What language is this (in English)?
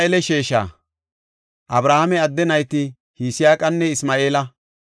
Gofa